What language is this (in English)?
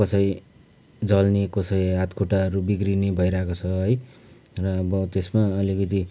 Nepali